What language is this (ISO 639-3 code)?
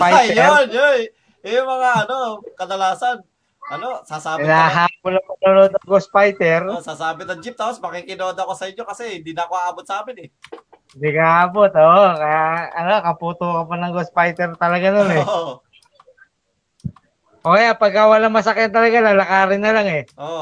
fil